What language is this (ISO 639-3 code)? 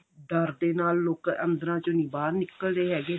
pan